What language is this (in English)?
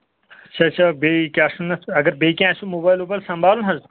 Kashmiri